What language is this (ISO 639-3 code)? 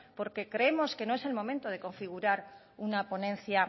spa